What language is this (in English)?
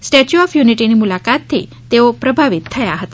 Gujarati